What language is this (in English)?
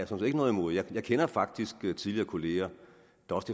Danish